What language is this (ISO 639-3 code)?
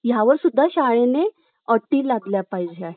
mar